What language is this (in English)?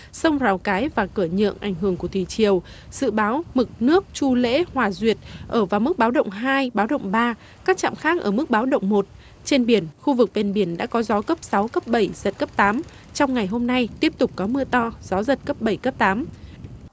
Vietnamese